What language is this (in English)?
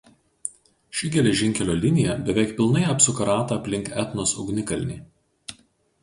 Lithuanian